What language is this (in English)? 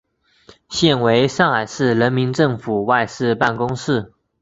Chinese